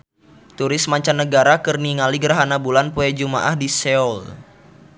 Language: Sundanese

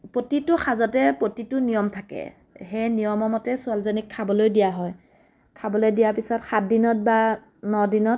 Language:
Assamese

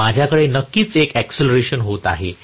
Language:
Marathi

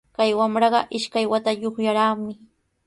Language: Sihuas Ancash Quechua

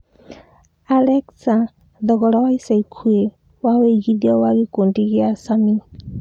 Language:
Kikuyu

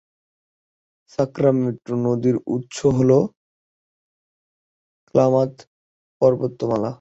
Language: Bangla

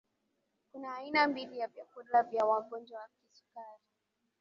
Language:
Swahili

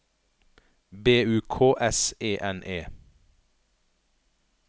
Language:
Norwegian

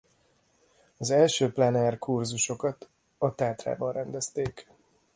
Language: Hungarian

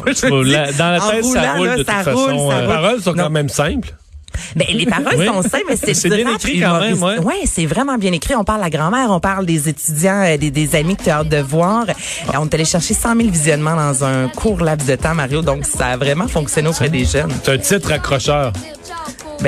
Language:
French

